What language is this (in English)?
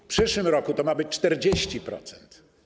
Polish